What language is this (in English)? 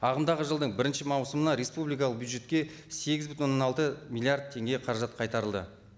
Kazakh